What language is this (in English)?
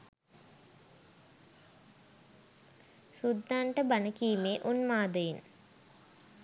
Sinhala